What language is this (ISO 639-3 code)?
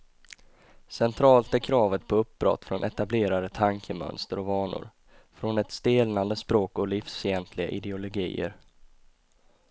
swe